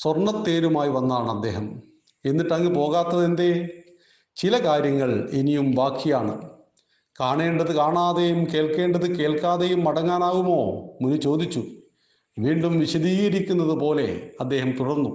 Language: Malayalam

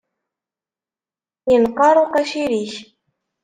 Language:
Kabyle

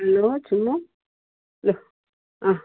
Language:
Nepali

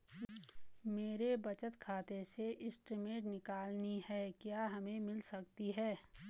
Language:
Hindi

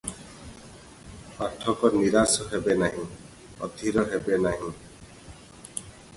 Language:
Odia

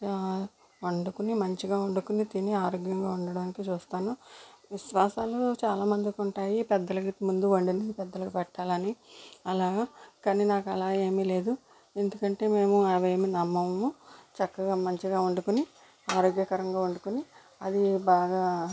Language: Telugu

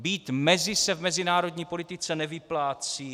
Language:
Czech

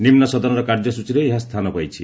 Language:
Odia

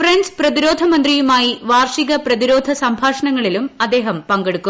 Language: Malayalam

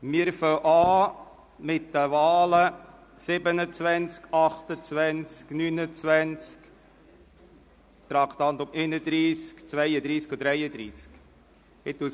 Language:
Swiss German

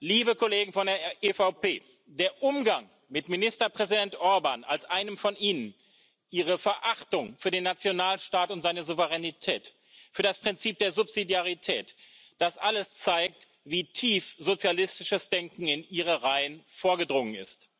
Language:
German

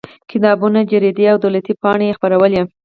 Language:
Pashto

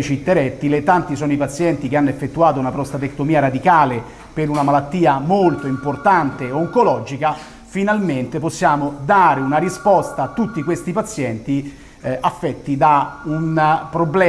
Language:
Italian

